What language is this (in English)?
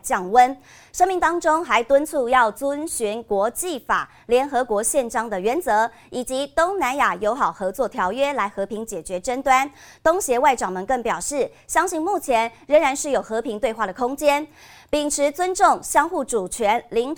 Chinese